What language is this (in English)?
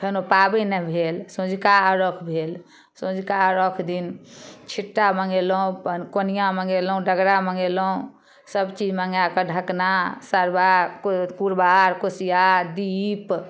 Maithili